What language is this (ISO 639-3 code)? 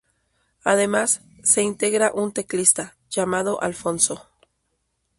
spa